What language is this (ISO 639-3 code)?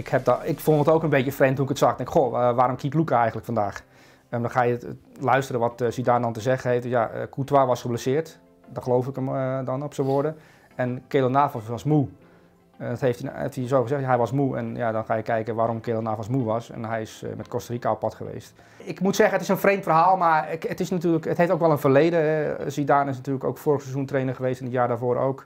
nld